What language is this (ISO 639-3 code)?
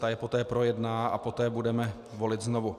ces